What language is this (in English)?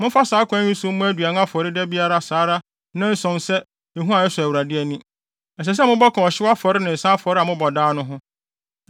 Akan